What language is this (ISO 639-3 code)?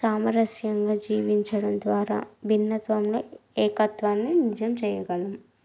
tel